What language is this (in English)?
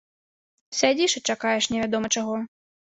Belarusian